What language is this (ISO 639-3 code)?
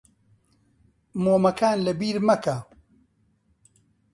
ckb